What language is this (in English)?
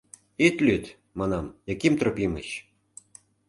Mari